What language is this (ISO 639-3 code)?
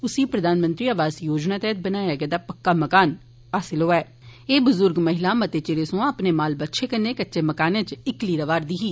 doi